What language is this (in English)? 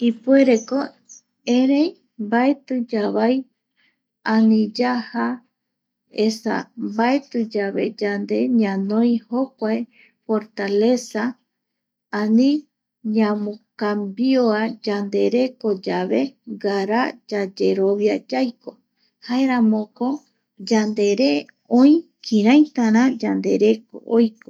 Eastern Bolivian Guaraní